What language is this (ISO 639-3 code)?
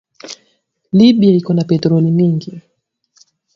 swa